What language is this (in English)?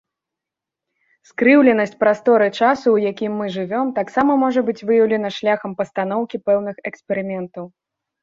Belarusian